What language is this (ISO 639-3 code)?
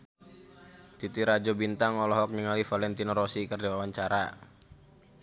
sun